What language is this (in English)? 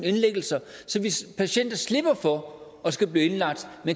Danish